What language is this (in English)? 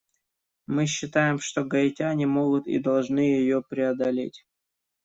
Russian